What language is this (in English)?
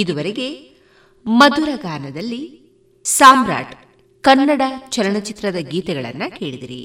Kannada